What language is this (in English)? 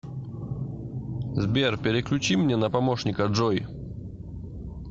Russian